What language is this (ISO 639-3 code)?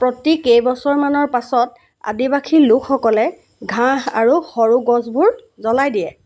asm